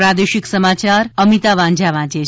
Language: Gujarati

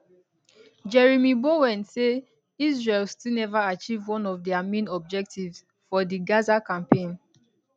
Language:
Nigerian Pidgin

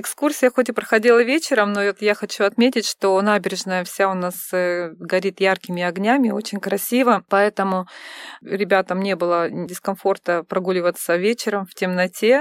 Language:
Russian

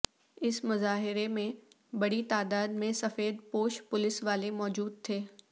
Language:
Urdu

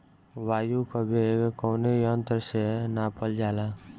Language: Bhojpuri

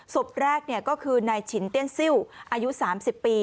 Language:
Thai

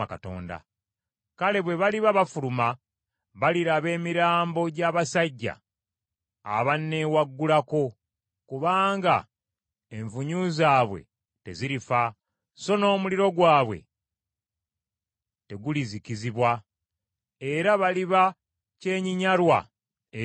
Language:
Ganda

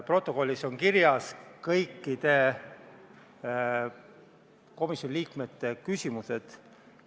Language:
Estonian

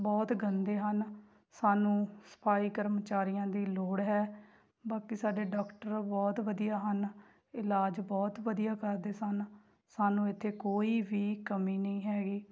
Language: Punjabi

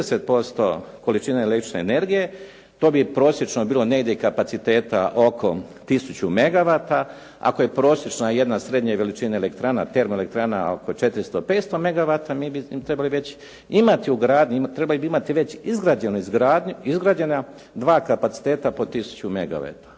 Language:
Croatian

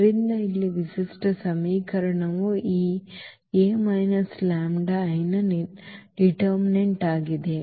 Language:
Kannada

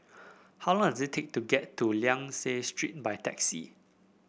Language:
English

